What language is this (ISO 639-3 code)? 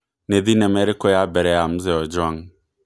kik